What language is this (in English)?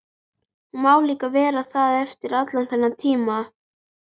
Icelandic